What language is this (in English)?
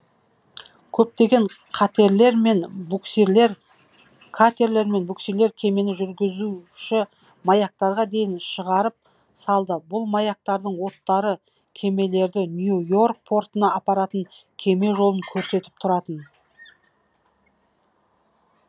Kazakh